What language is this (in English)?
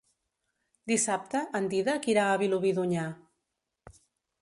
Catalan